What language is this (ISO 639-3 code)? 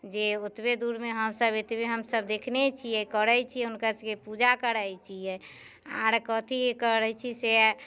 mai